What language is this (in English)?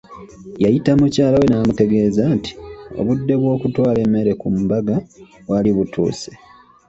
Ganda